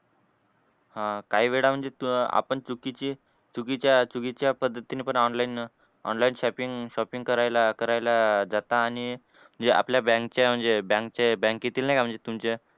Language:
Marathi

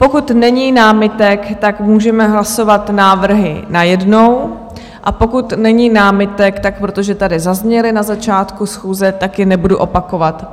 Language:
Czech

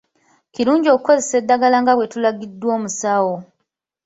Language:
Ganda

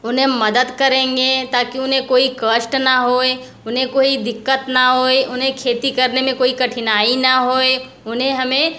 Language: Hindi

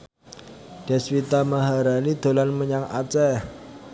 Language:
Javanese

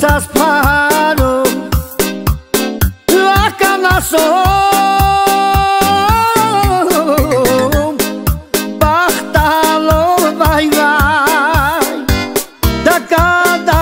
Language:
Romanian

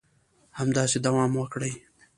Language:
Pashto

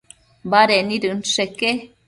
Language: Matsés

